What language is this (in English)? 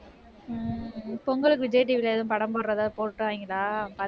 Tamil